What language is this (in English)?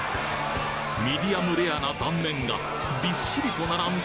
Japanese